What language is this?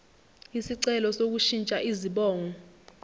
Zulu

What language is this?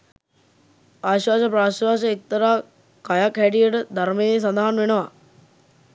Sinhala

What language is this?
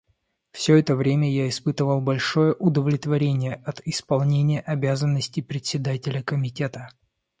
Russian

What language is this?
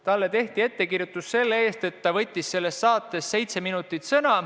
Estonian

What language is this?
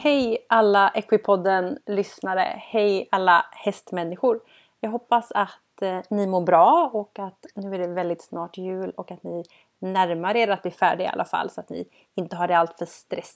Swedish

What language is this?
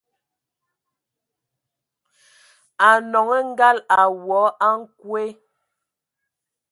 Ewondo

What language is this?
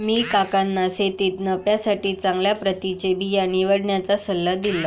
Marathi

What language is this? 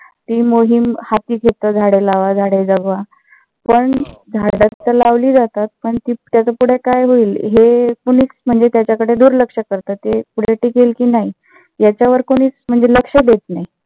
Marathi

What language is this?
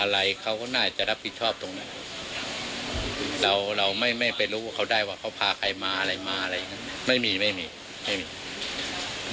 Thai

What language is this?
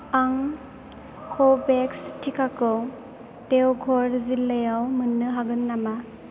Bodo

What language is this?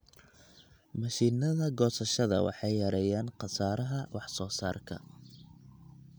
Somali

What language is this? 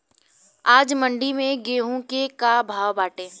Bhojpuri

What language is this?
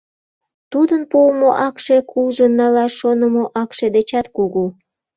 Mari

